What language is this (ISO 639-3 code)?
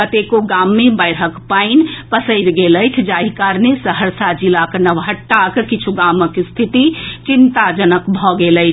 mai